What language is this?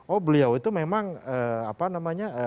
Indonesian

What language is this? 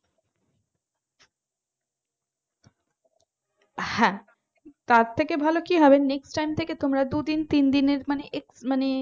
Bangla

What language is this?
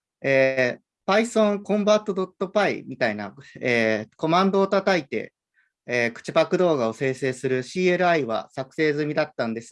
Japanese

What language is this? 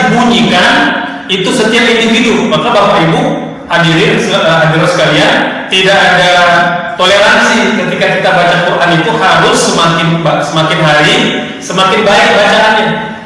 Indonesian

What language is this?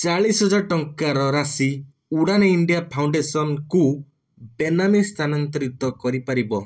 Odia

